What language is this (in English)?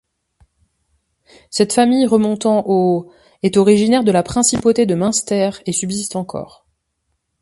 French